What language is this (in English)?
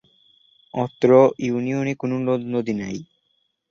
Bangla